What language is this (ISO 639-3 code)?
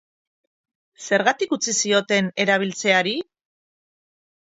eus